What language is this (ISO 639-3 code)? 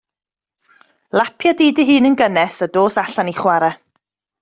cym